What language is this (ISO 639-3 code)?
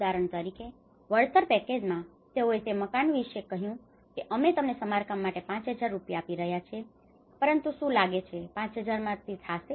guj